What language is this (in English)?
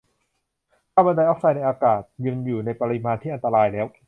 Thai